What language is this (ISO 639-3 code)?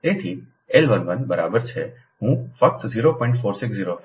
guj